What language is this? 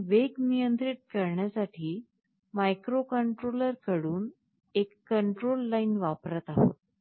Marathi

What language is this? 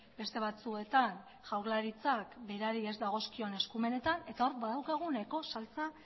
Basque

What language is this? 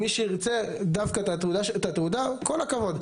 Hebrew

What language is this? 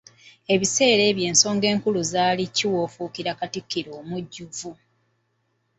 Ganda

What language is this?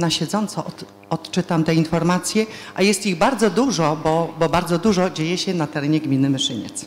Polish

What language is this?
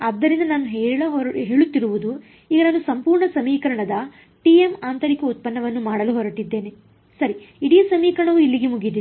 Kannada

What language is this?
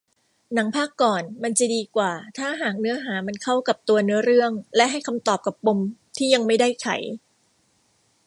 Thai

